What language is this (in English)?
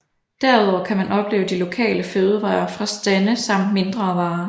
Danish